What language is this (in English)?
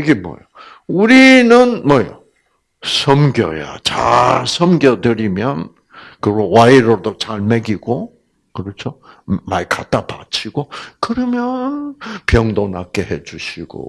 Korean